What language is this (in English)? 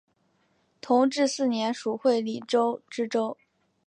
Chinese